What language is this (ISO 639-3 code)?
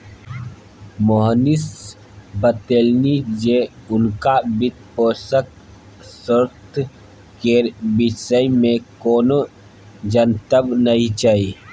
mai